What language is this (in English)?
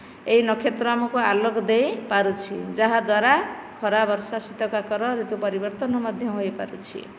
Odia